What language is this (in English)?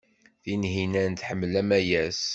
Kabyle